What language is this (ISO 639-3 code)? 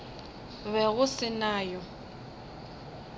nso